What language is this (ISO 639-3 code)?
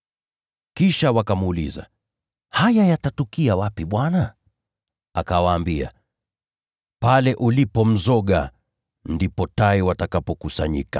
swa